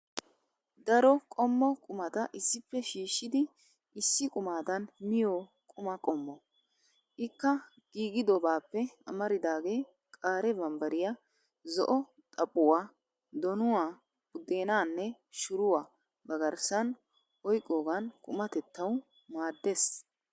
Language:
Wolaytta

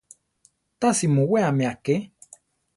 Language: Central Tarahumara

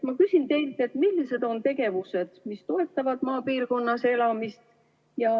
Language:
Estonian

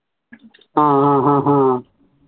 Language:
Malayalam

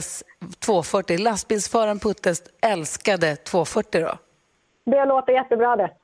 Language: Swedish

